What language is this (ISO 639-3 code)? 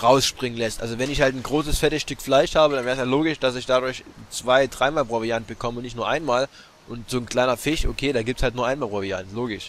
deu